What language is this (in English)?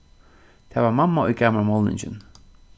Faroese